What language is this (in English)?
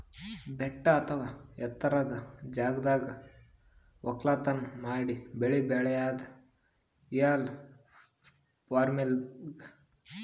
Kannada